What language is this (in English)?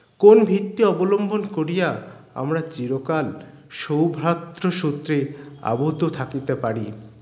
Bangla